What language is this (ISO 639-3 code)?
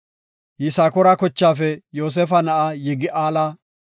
gof